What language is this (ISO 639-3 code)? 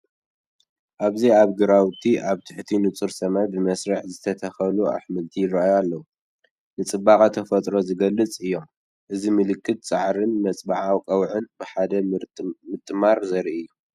tir